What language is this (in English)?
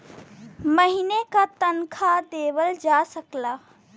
Bhojpuri